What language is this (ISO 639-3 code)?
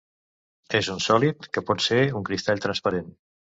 cat